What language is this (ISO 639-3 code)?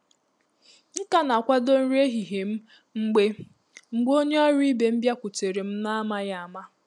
ibo